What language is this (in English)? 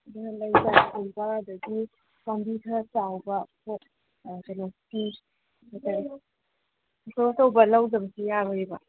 Manipuri